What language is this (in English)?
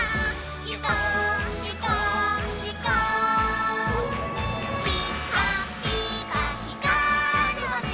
Japanese